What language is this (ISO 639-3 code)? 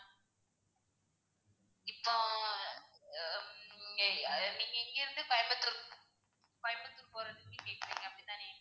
tam